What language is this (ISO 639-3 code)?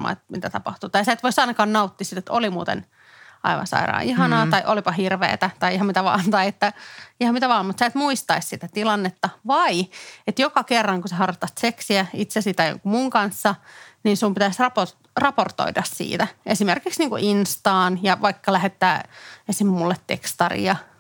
fin